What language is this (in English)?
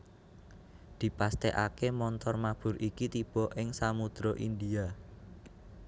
Javanese